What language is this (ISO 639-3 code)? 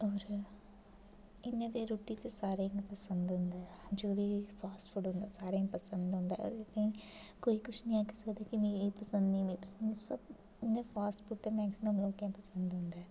doi